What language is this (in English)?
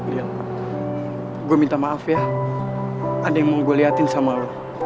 Indonesian